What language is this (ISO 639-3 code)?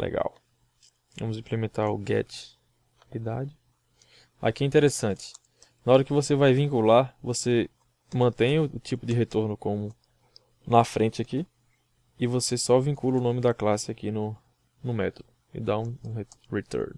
por